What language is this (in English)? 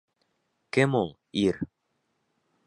Bashkir